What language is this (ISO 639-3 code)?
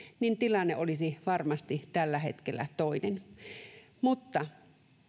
fin